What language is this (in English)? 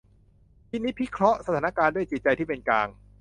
Thai